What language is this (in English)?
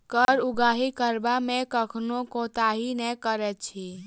Maithili